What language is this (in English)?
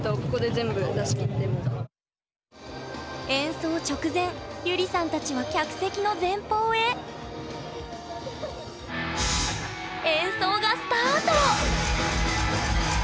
Japanese